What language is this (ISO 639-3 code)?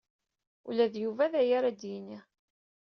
kab